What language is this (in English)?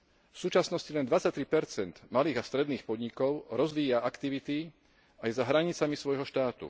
Slovak